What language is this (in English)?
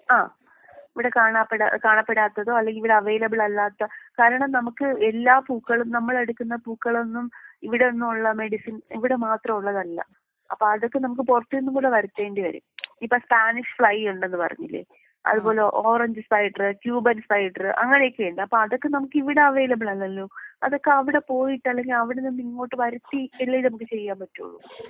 Malayalam